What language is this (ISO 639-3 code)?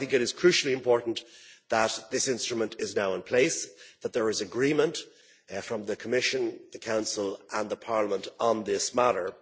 eng